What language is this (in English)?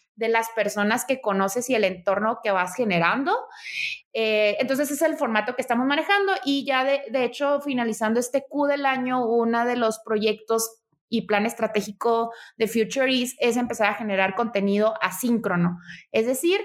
Spanish